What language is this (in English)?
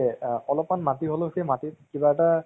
Assamese